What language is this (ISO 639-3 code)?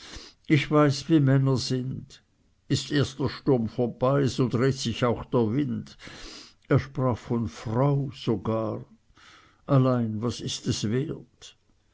deu